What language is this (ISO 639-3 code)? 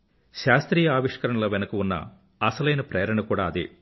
tel